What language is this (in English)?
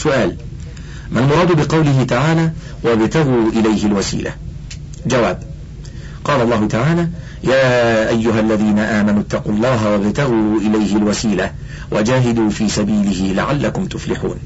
Arabic